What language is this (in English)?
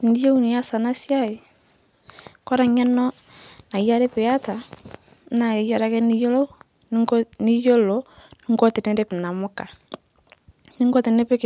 Masai